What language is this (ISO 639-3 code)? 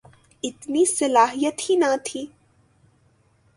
urd